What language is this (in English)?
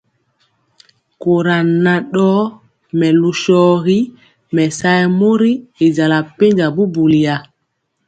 Mpiemo